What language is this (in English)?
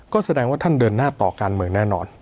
Thai